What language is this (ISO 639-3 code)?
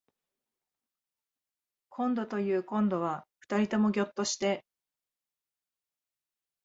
jpn